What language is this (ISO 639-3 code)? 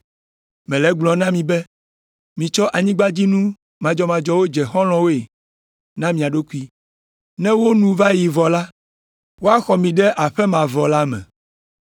ewe